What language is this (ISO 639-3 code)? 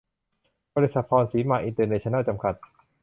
tha